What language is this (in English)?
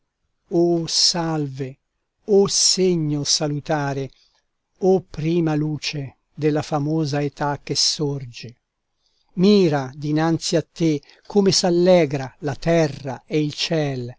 Italian